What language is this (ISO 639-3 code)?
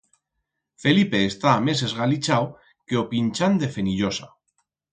arg